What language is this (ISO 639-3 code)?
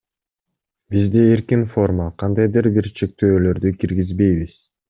kir